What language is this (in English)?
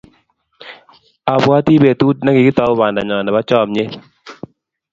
Kalenjin